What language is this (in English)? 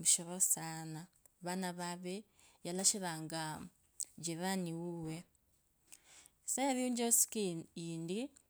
Kabras